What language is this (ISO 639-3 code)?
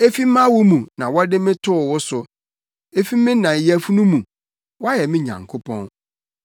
aka